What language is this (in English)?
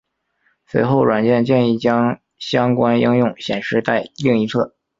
Chinese